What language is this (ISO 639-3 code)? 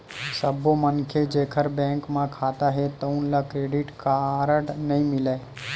hne